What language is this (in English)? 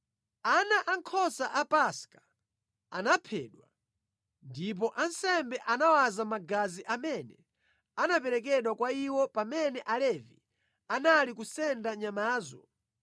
Nyanja